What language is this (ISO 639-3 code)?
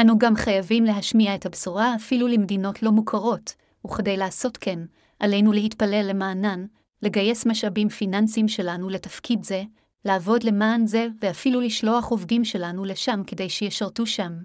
heb